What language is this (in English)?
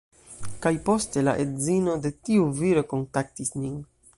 Esperanto